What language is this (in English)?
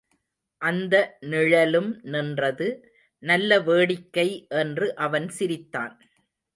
Tamil